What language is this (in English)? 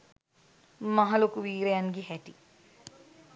Sinhala